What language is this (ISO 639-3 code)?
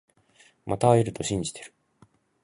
jpn